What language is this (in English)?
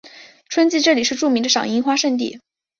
Chinese